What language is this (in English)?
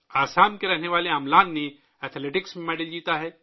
Urdu